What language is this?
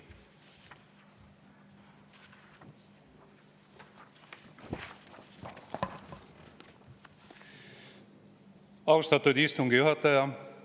Estonian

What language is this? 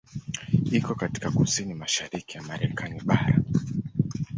Swahili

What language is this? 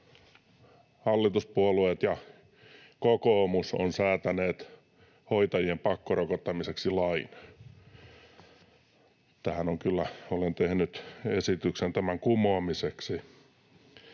Finnish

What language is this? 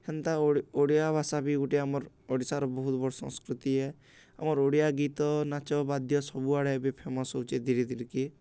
Odia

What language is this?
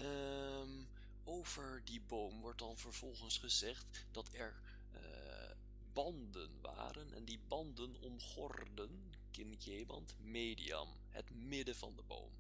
Dutch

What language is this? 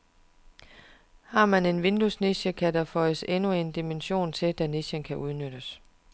Danish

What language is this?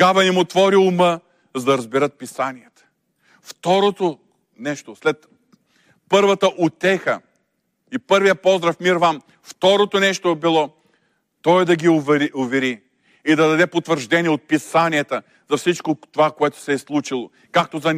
Bulgarian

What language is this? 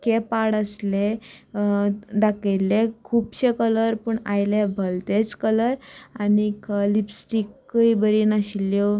Konkani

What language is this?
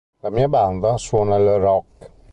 Italian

